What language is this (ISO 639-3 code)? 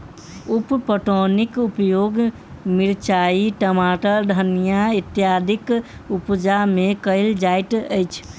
mai